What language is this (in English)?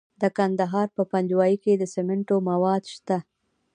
Pashto